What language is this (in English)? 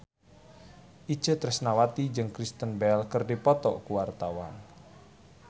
Sundanese